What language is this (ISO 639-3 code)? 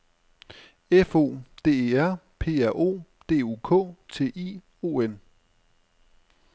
dan